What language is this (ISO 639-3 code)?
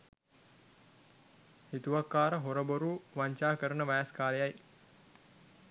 sin